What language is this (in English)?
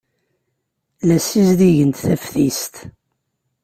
Kabyle